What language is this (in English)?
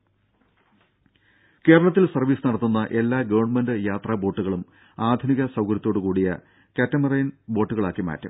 Malayalam